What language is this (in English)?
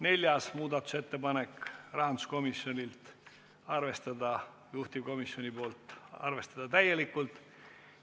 Estonian